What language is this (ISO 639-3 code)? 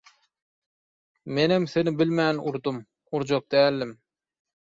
tuk